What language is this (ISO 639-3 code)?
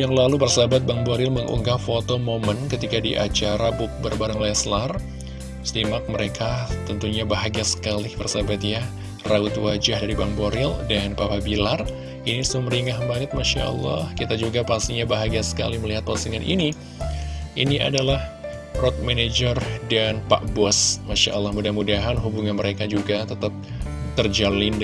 ind